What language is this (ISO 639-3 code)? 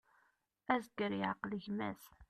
kab